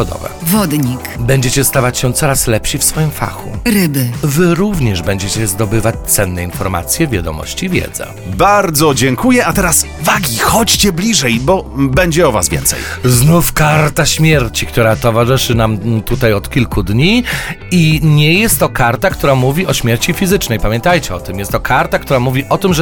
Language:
Polish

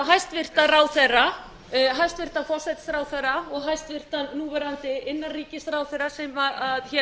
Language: Icelandic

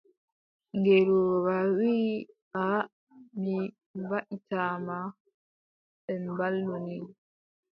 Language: Adamawa Fulfulde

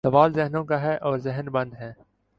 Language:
Urdu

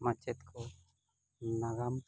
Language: Santali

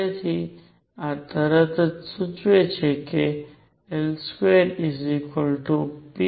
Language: Gujarati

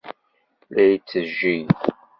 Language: Kabyle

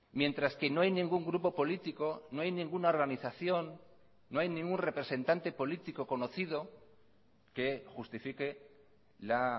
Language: Spanish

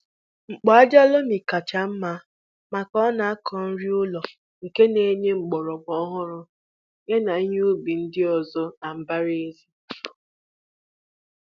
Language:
Igbo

